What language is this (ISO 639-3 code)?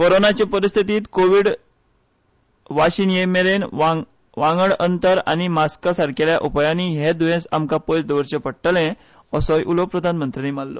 kok